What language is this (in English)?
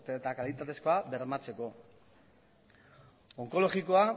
Basque